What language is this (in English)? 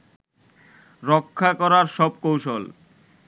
Bangla